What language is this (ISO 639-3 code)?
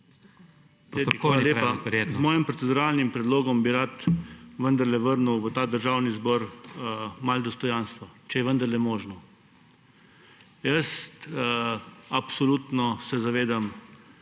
slv